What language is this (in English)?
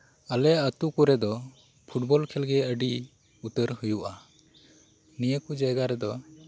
Santali